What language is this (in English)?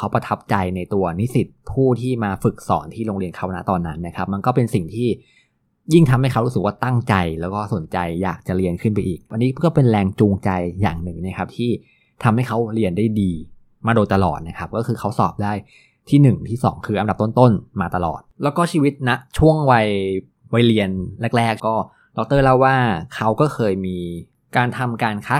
Thai